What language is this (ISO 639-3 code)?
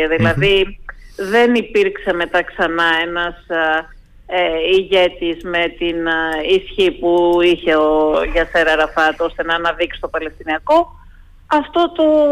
ell